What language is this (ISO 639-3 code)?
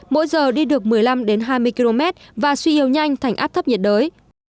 vie